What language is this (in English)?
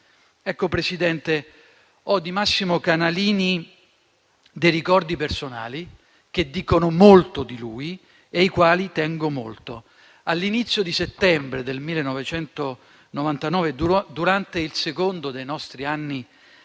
Italian